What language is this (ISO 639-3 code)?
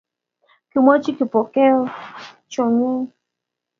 kln